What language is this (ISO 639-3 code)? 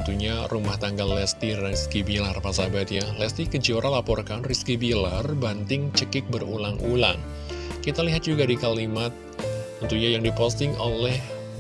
ind